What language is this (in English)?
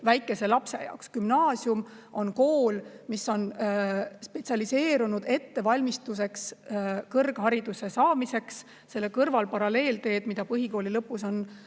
Estonian